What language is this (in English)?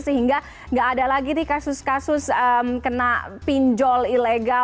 Indonesian